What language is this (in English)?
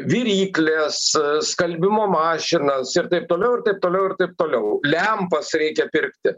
Lithuanian